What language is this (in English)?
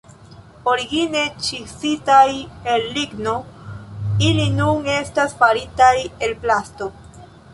Esperanto